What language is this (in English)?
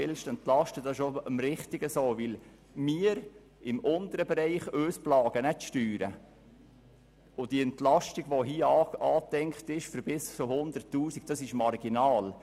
Swiss German